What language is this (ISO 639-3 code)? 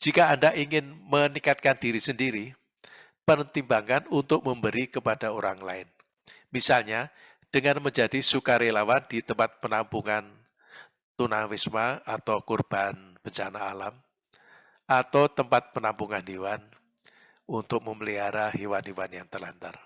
ind